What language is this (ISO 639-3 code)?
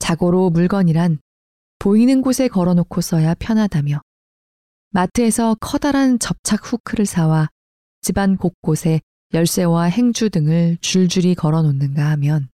kor